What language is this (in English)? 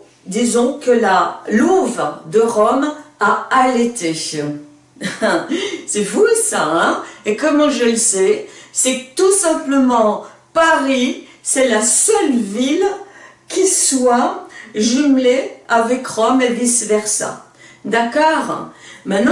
French